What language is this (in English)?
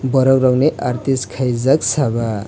Kok Borok